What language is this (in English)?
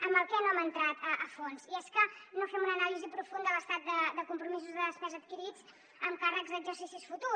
Catalan